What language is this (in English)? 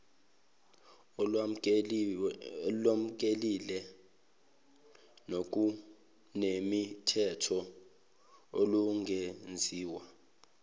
Zulu